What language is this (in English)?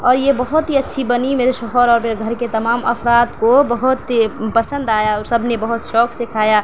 Urdu